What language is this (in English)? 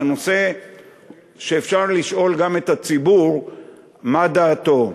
Hebrew